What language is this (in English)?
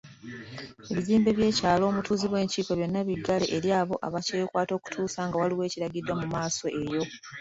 Ganda